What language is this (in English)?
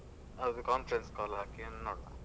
Kannada